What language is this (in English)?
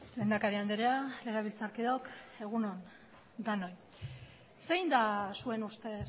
Basque